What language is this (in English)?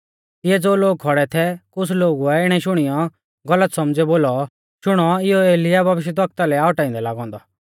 Mahasu Pahari